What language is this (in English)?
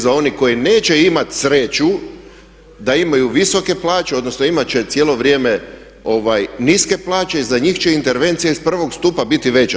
Croatian